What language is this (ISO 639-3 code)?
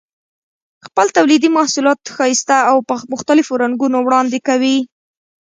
pus